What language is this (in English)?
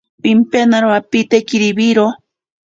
Ashéninka Perené